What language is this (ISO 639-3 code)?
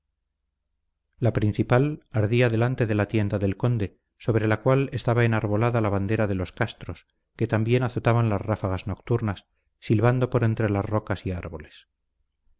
spa